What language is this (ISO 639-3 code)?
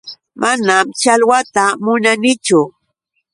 qux